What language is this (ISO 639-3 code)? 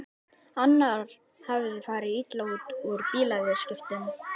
isl